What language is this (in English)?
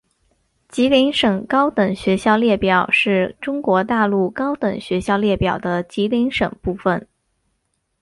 Chinese